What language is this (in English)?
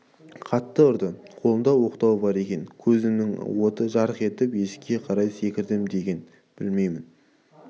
Kazakh